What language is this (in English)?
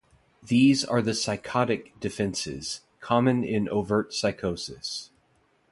English